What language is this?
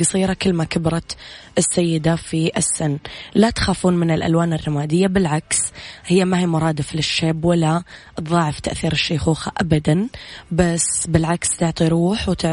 Arabic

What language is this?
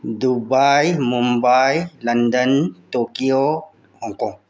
Manipuri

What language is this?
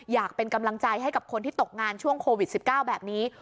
Thai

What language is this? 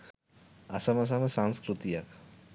Sinhala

